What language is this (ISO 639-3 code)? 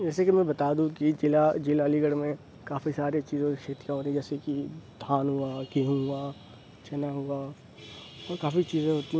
urd